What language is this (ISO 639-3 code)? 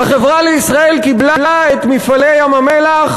heb